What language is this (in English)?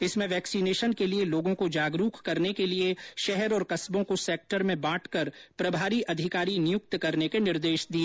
Hindi